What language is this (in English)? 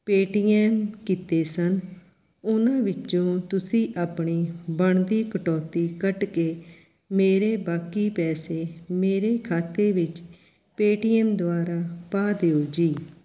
Punjabi